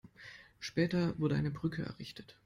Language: German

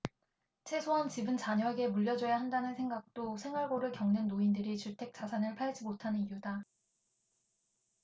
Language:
Korean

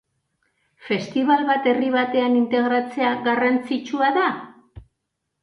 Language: Basque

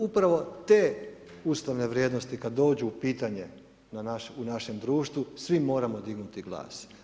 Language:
Croatian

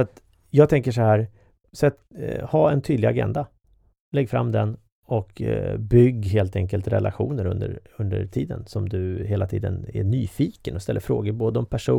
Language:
Swedish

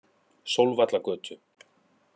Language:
Icelandic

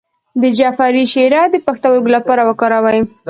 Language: Pashto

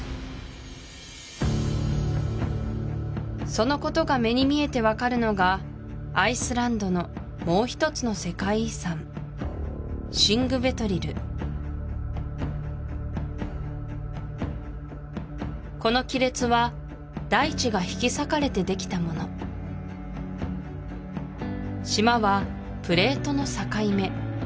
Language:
Japanese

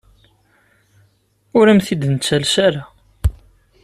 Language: Kabyle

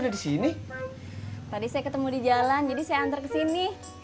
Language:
Indonesian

